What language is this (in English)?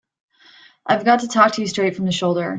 English